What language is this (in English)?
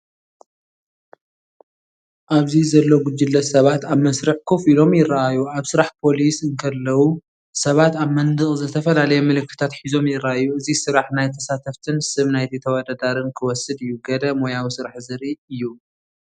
Tigrinya